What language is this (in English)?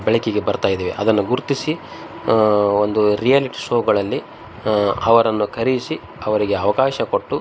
Kannada